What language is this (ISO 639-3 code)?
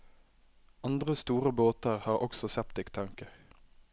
nor